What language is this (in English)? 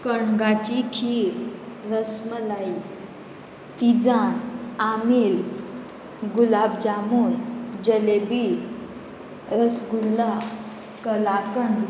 Konkani